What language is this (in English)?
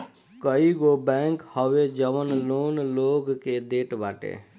Bhojpuri